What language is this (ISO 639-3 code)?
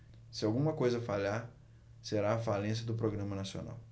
por